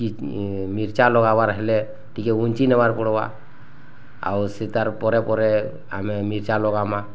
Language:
Odia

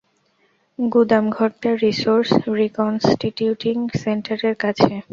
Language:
Bangla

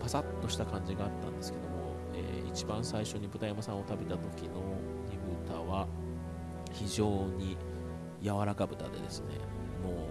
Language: Japanese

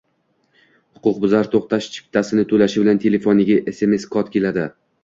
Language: Uzbek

